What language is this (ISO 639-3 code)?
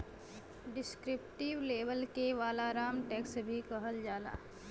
bho